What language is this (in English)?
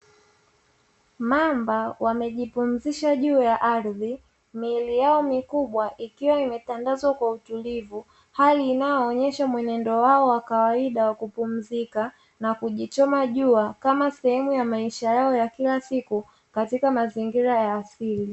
Swahili